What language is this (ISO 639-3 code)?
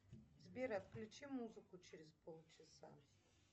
rus